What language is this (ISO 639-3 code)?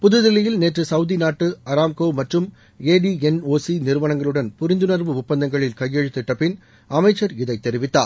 tam